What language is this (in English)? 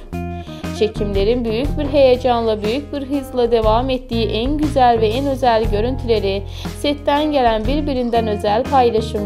Turkish